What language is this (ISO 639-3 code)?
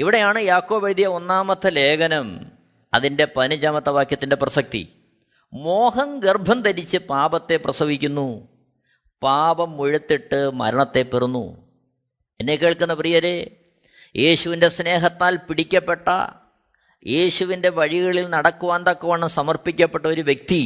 mal